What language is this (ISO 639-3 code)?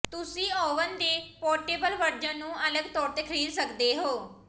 pan